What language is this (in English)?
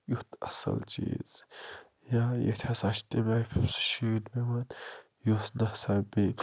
Kashmiri